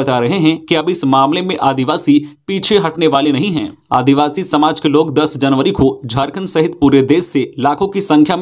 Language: Hindi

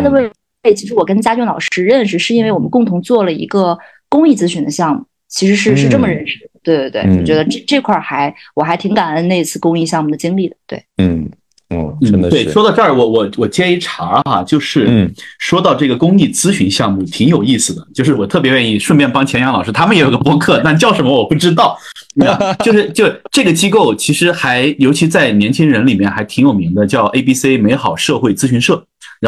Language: Chinese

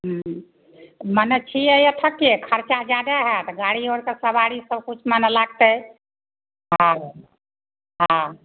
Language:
Maithili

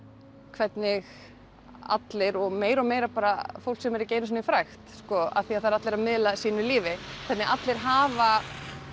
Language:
Icelandic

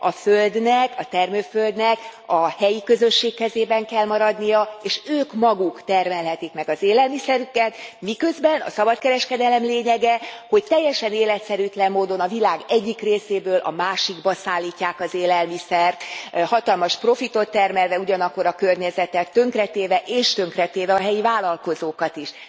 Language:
Hungarian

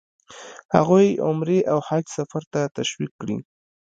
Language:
Pashto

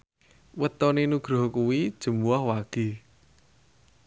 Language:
Javanese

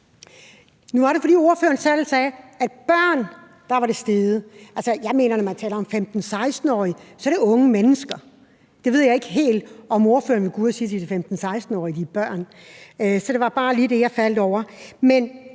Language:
Danish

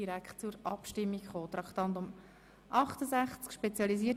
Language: Swiss German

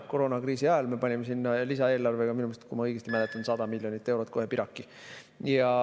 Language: Estonian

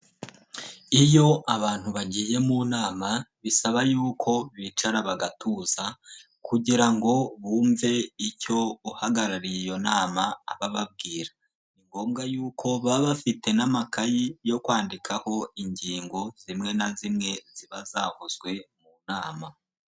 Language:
Kinyarwanda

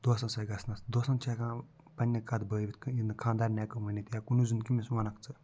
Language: Kashmiri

